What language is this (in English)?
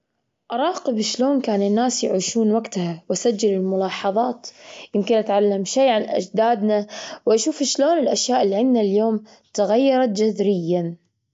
Gulf Arabic